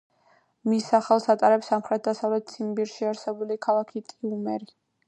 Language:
Georgian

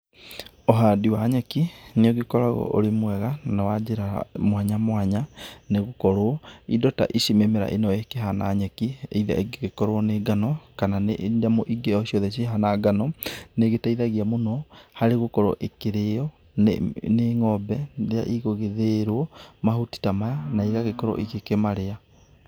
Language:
Kikuyu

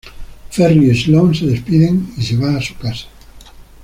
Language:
Spanish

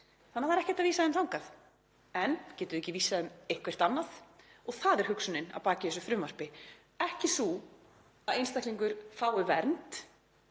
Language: Icelandic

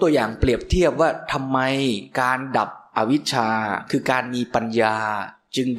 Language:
Thai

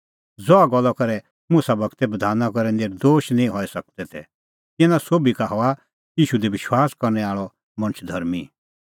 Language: Kullu Pahari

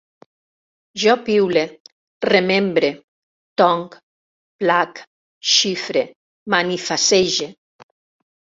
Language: Catalan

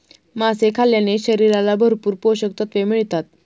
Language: Marathi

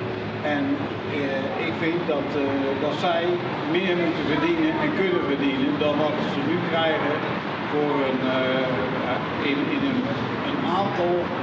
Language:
Dutch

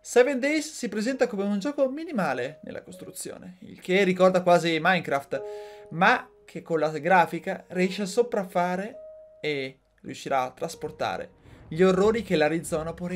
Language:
Italian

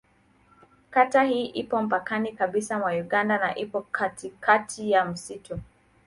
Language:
Swahili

